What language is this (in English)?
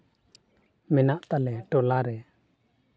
Santali